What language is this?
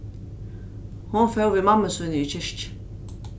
Faroese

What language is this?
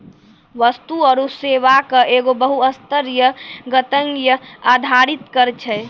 Maithili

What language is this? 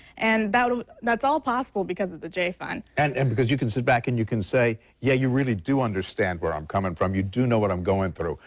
English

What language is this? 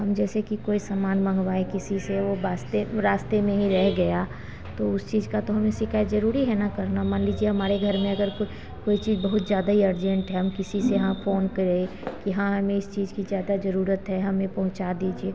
Hindi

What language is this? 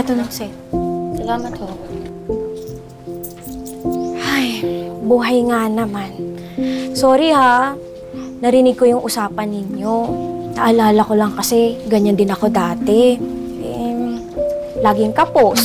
Filipino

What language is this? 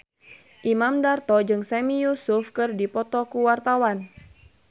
Sundanese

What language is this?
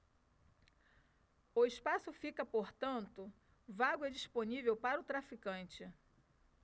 Portuguese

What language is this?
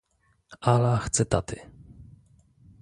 Polish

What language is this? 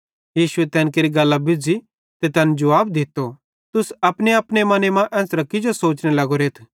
Bhadrawahi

